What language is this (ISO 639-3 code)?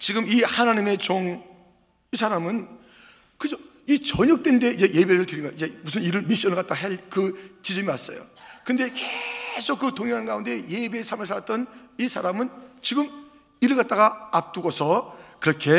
kor